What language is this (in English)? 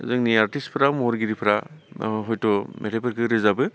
Bodo